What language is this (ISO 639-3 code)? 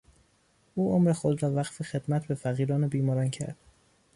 fas